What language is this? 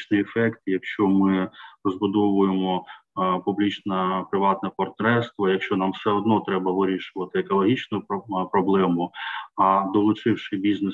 Ukrainian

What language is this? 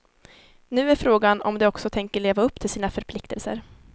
Swedish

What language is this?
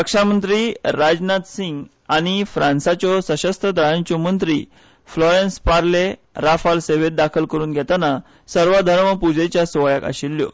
Konkani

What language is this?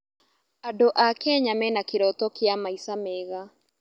Kikuyu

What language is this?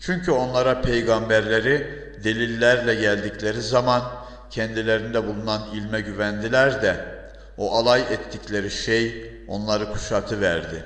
Turkish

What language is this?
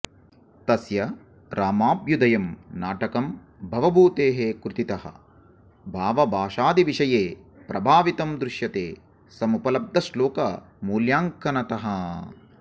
Sanskrit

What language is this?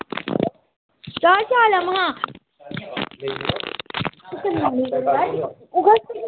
Dogri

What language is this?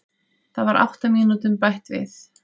Icelandic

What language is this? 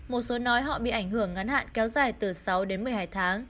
Vietnamese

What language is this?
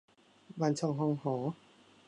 Thai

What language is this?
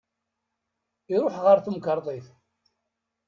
Kabyle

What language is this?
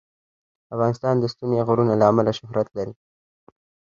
Pashto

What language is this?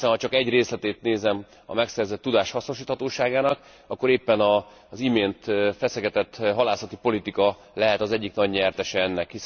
Hungarian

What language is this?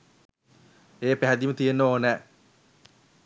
Sinhala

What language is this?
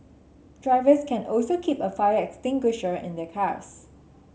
English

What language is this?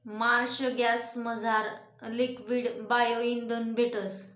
Marathi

